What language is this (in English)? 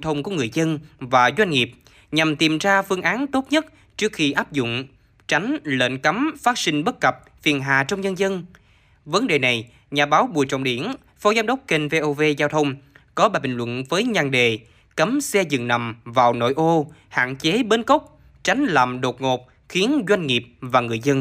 Vietnamese